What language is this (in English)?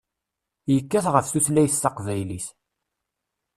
Kabyle